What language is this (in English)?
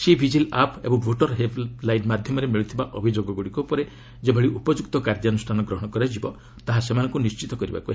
Odia